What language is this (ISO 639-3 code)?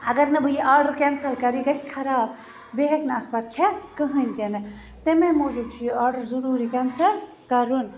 kas